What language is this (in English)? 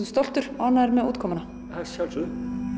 Icelandic